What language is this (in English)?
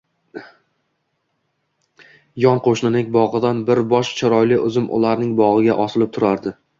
Uzbek